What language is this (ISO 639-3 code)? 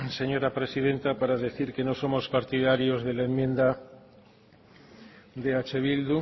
spa